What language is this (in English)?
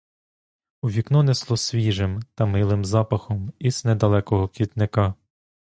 Ukrainian